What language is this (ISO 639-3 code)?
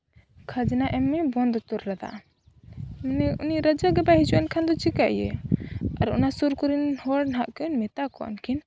sat